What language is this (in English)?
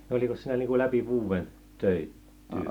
Finnish